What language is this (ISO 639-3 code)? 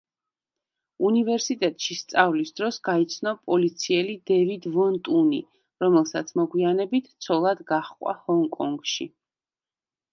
kat